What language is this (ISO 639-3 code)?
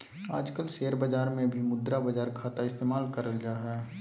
mag